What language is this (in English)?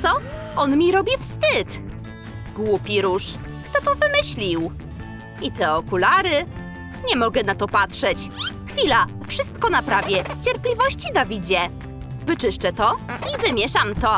Polish